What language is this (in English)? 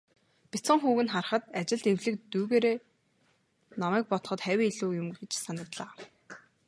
Mongolian